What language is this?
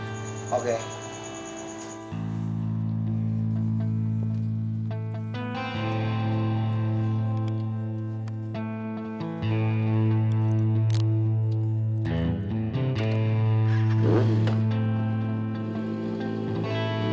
Indonesian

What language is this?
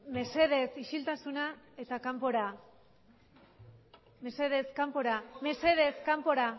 Basque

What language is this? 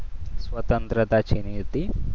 Gujarati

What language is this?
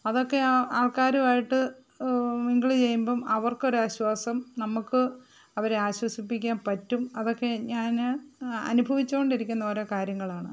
Malayalam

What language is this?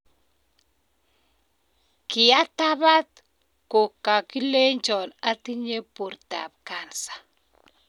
Kalenjin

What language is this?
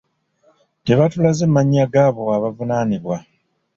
Ganda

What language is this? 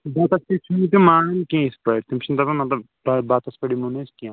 Kashmiri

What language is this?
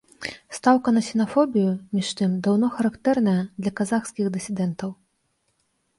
Belarusian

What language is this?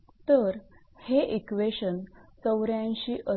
Marathi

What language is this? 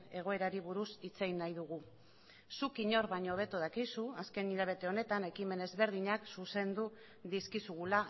Basque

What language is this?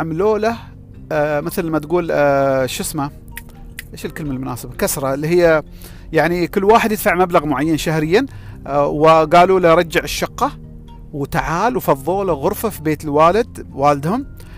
Arabic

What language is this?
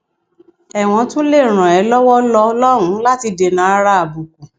Yoruba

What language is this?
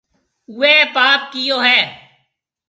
Marwari (Pakistan)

